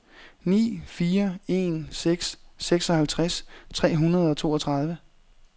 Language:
Danish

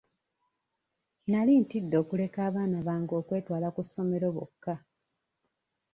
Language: Ganda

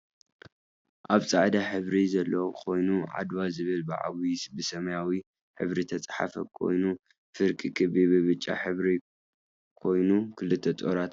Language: Tigrinya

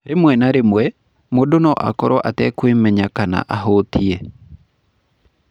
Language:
Kikuyu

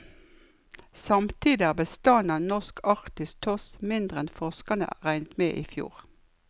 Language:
Norwegian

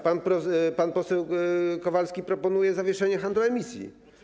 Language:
Polish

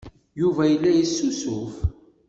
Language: Kabyle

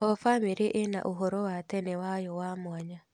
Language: Kikuyu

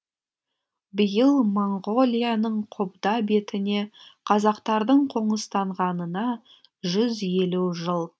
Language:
Kazakh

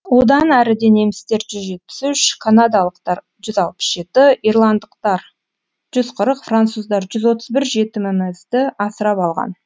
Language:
Kazakh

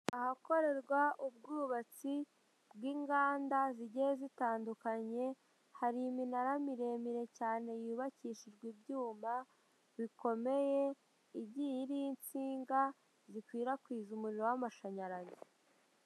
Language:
Kinyarwanda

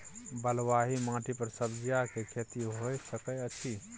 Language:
Maithili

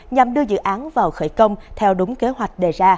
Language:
Vietnamese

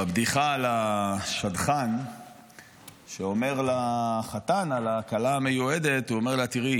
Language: Hebrew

